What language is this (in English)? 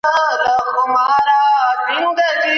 Pashto